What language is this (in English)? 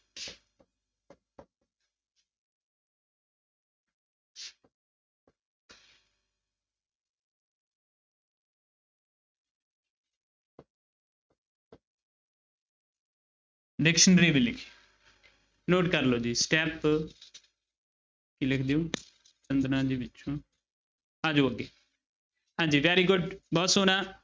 Punjabi